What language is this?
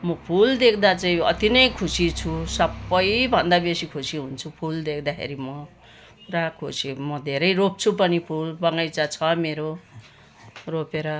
Nepali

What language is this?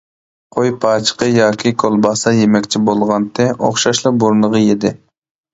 Uyghur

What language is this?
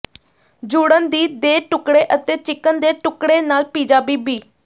Punjabi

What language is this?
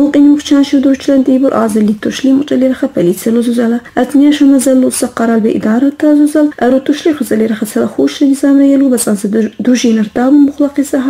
Arabic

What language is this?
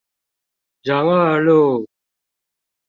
Chinese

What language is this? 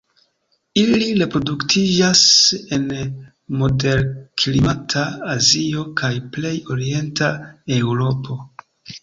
Esperanto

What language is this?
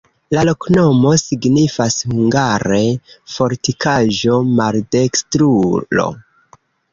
Esperanto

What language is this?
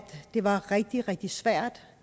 Danish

